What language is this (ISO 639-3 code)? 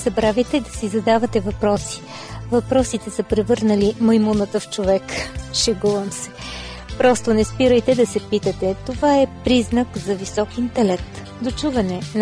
bul